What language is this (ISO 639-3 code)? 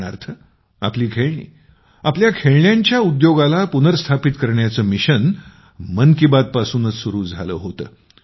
mar